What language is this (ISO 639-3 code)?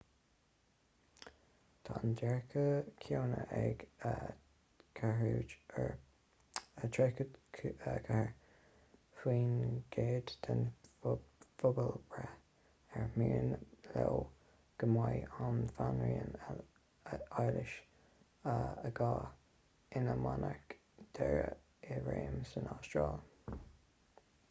gle